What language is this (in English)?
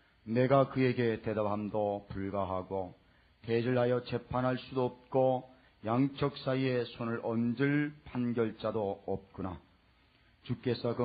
Korean